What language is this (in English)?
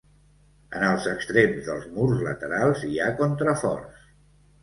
Catalan